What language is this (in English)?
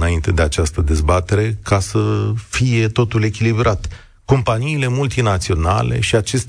Romanian